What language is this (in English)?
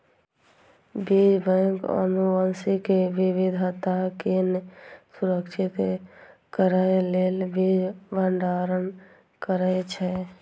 Maithili